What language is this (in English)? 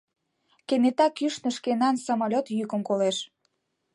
Mari